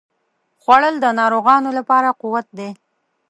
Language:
Pashto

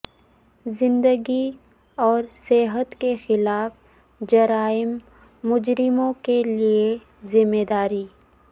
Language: Urdu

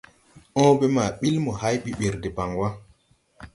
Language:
Tupuri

